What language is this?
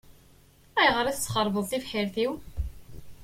Kabyle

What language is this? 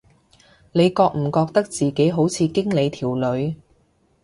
Cantonese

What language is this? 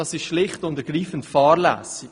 Swiss German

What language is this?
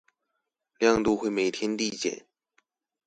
Chinese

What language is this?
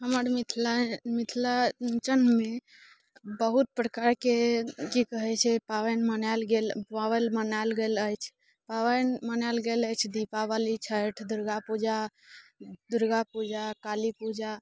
Maithili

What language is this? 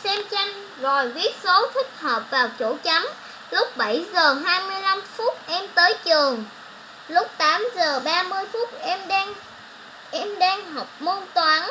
Vietnamese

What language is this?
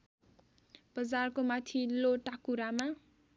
Nepali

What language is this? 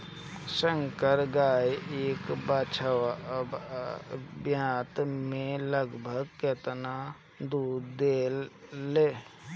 Bhojpuri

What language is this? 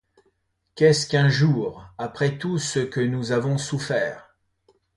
French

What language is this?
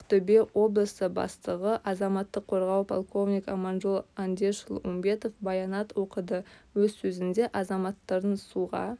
Kazakh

